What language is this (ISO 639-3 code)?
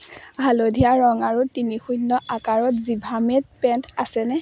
asm